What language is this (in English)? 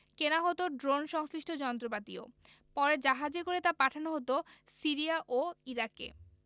Bangla